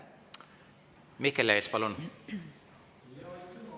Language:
Estonian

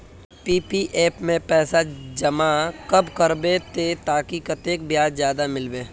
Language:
Magahi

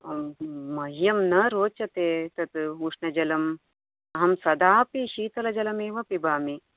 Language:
Sanskrit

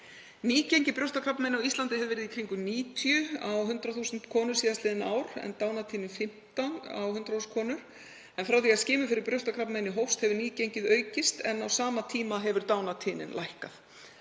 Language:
Icelandic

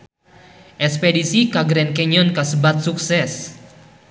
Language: Sundanese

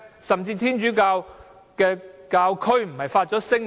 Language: Cantonese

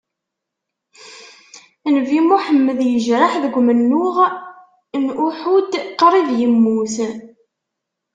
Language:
Kabyle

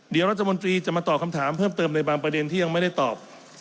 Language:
Thai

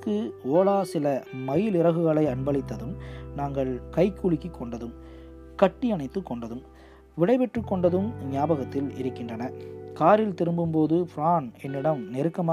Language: Tamil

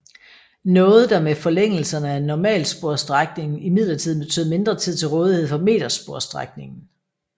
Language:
Danish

